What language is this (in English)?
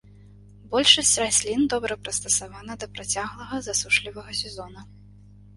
Belarusian